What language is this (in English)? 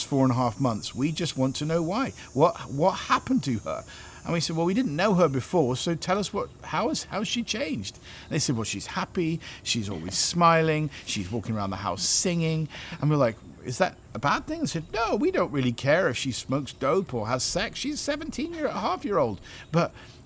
English